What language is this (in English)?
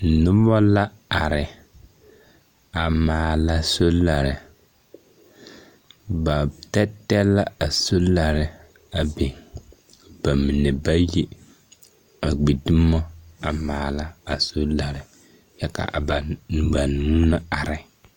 Southern Dagaare